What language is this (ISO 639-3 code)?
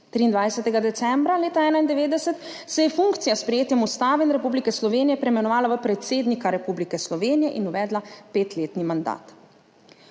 slv